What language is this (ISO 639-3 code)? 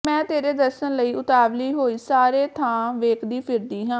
pan